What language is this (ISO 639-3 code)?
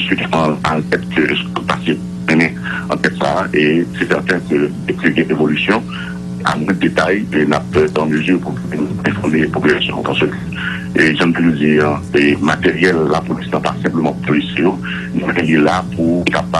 fra